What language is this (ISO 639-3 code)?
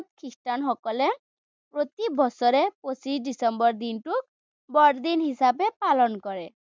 asm